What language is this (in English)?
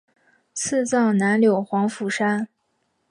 Chinese